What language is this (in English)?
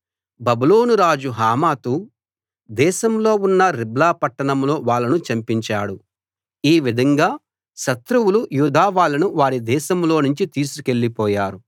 Telugu